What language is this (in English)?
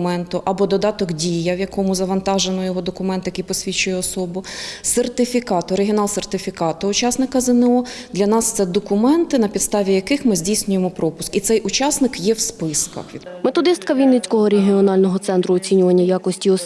Ukrainian